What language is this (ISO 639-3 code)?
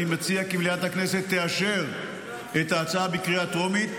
heb